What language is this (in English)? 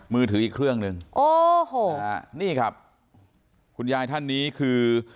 Thai